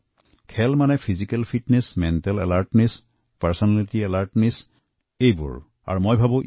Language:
Assamese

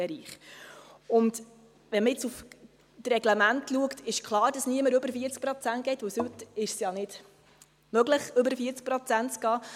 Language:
Swiss German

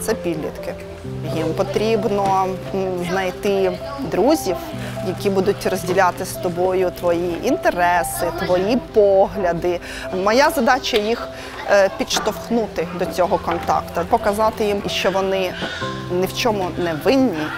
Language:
Ukrainian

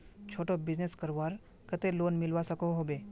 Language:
Magahi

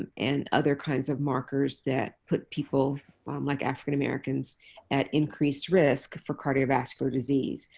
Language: English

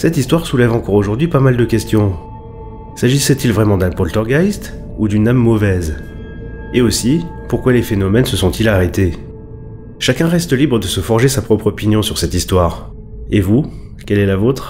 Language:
French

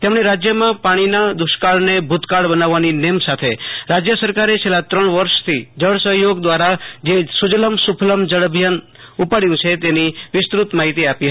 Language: Gujarati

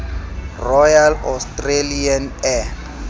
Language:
Southern Sotho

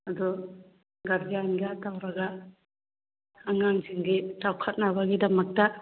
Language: Manipuri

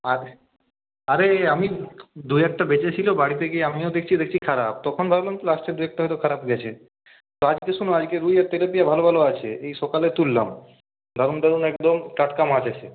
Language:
Bangla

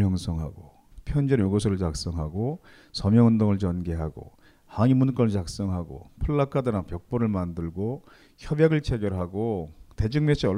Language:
Korean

